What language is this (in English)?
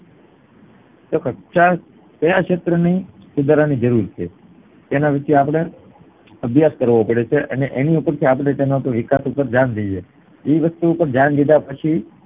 Gujarati